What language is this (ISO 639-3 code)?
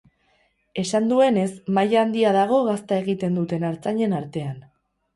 eus